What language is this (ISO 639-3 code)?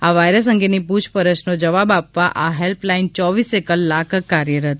guj